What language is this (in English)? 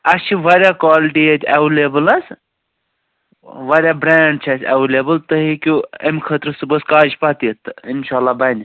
Kashmiri